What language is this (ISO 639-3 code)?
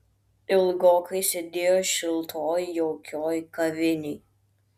lit